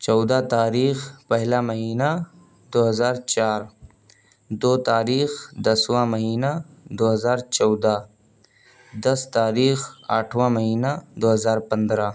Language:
Urdu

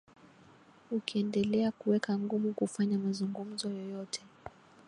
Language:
Swahili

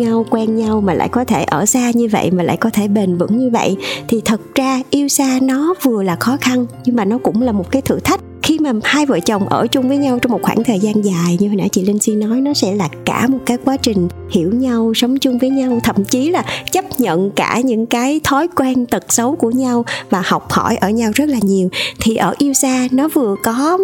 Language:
Vietnamese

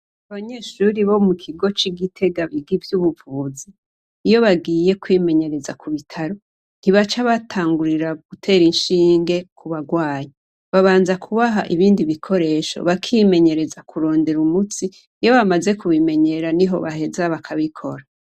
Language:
Rundi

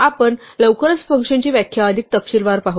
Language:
Marathi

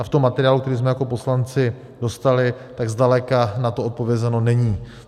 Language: Czech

